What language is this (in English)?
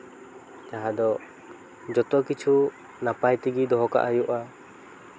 Santali